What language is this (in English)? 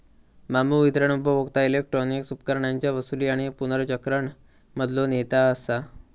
Marathi